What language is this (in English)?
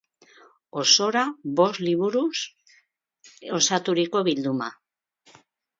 Basque